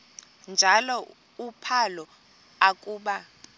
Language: Xhosa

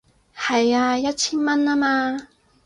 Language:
Cantonese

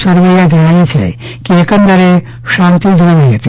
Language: Gujarati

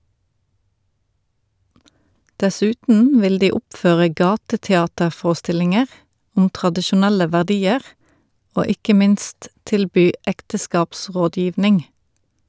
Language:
Norwegian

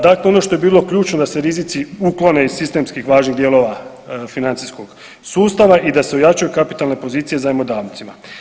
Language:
Croatian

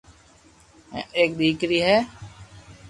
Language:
Loarki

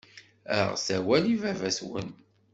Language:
Kabyle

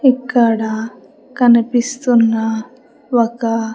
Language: Telugu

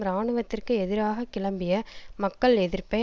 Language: Tamil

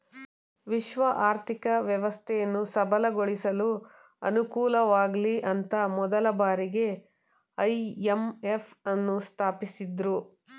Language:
Kannada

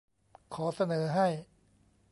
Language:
Thai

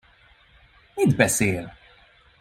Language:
Hungarian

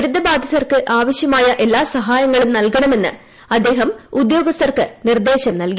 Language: Malayalam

